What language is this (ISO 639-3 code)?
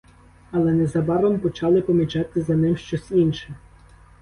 ukr